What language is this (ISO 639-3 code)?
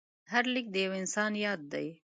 pus